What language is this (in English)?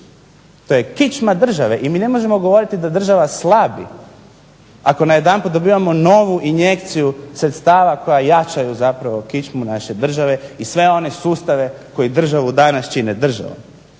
Croatian